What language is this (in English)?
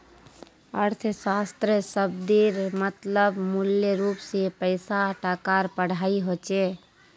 Magahi